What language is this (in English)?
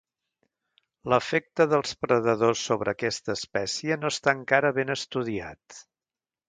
Catalan